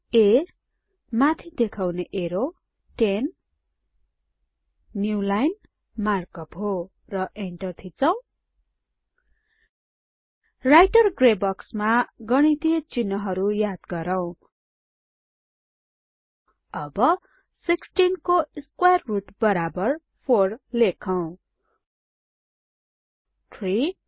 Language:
Nepali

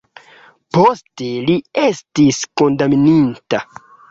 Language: Esperanto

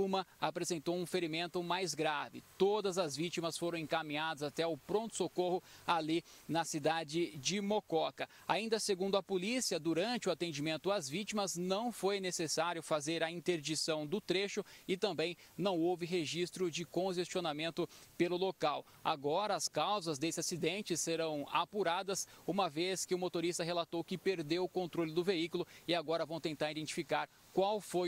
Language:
Portuguese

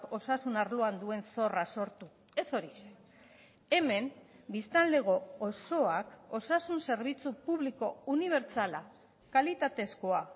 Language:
Basque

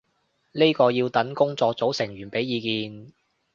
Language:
Cantonese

